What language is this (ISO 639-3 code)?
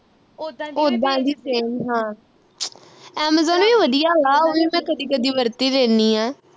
pan